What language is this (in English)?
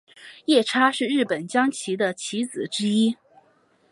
Chinese